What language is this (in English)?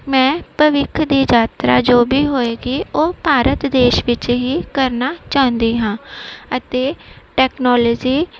Punjabi